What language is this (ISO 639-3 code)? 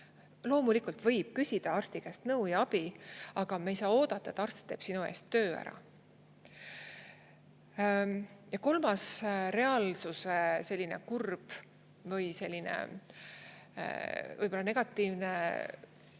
est